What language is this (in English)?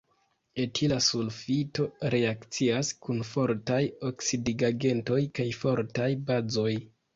Esperanto